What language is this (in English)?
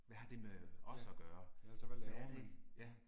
Danish